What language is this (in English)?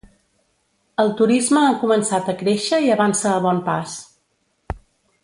Catalan